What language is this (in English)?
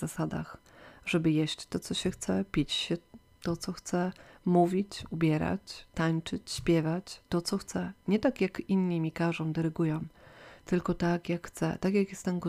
Polish